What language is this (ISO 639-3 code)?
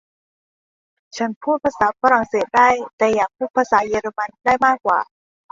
tha